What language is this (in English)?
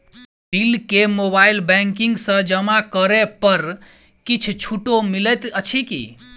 Maithili